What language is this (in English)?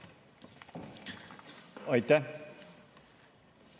Estonian